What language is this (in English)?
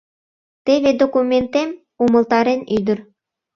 Mari